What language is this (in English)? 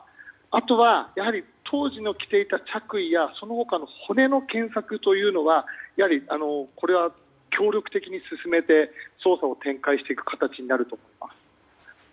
Japanese